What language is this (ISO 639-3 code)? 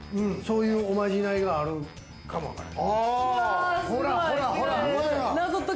jpn